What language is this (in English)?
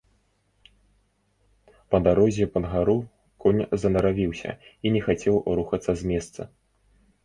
Belarusian